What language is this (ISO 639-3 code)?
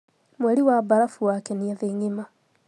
kik